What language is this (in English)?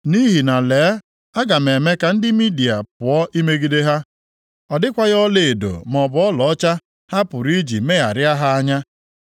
Igbo